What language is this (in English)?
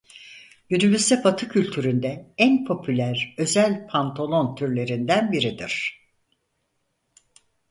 Turkish